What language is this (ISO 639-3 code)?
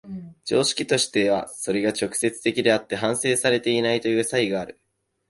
jpn